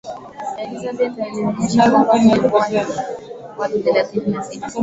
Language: Swahili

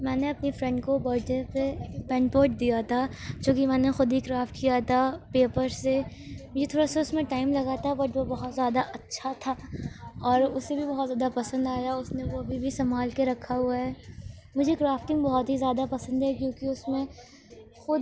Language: Urdu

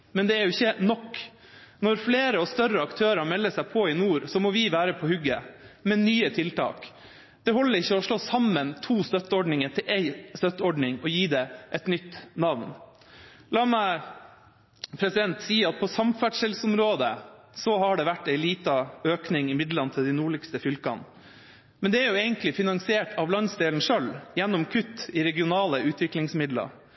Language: Norwegian Bokmål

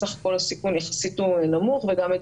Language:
Hebrew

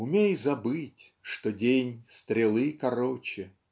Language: Russian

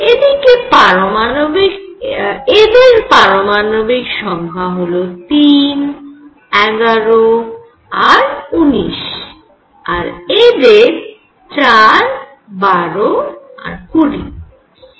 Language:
Bangla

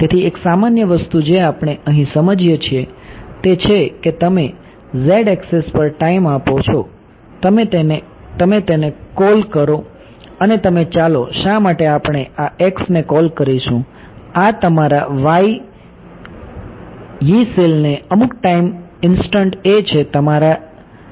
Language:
Gujarati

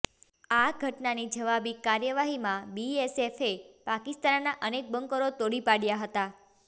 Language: Gujarati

